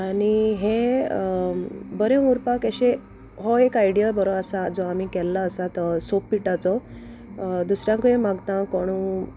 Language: Konkani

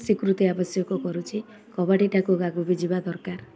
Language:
Odia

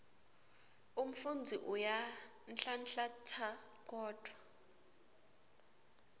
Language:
Swati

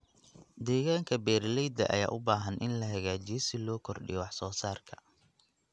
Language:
Somali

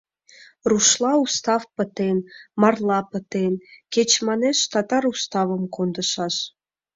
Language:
Mari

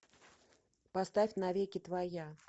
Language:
Russian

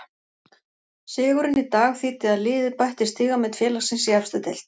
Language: Icelandic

